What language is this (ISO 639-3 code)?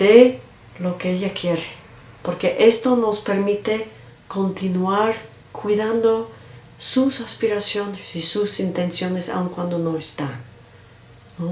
spa